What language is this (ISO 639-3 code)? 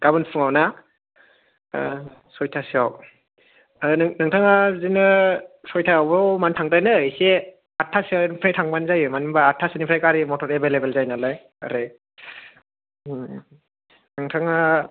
brx